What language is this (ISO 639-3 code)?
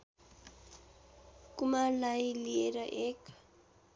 nep